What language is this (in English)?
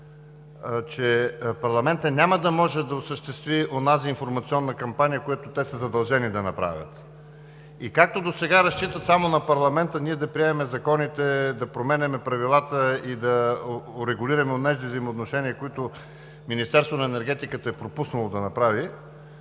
Bulgarian